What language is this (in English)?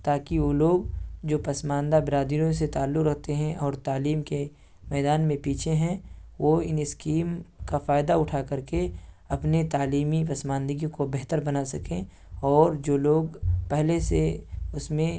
Urdu